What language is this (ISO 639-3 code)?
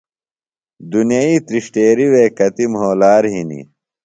phl